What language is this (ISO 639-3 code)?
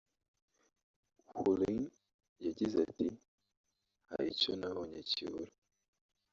kin